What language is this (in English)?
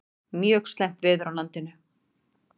Icelandic